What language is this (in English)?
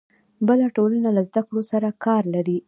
Pashto